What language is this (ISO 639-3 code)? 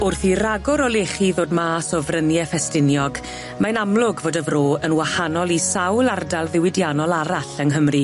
cym